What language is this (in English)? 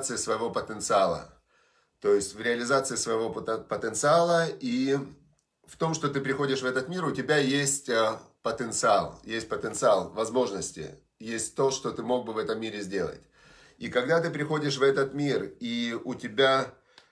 Russian